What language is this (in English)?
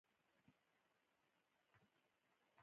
Pashto